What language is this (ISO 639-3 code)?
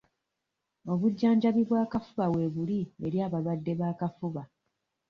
lug